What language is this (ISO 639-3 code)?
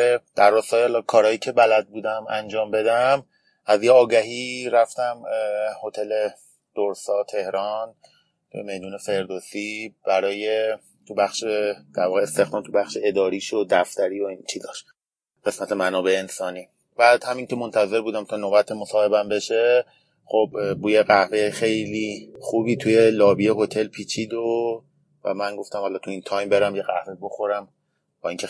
fas